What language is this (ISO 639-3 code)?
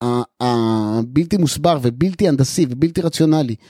heb